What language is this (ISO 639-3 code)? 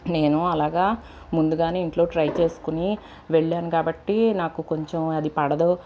tel